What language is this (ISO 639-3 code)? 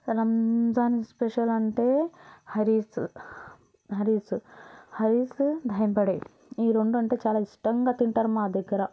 tel